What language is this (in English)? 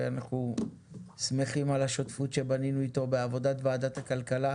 Hebrew